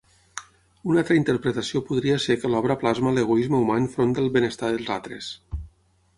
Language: Catalan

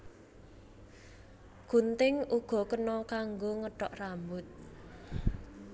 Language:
Javanese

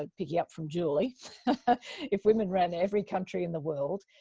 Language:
English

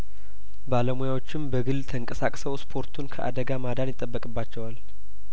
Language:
Amharic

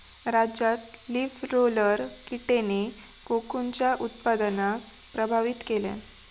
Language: Marathi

